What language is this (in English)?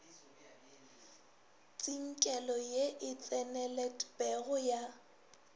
Northern Sotho